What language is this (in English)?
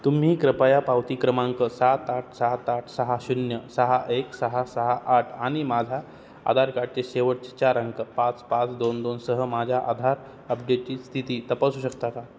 Marathi